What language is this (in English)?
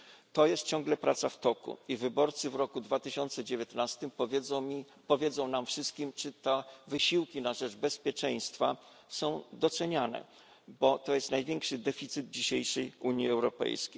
Polish